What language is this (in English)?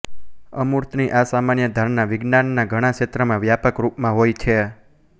Gujarati